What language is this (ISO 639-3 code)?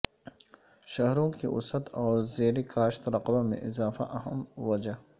urd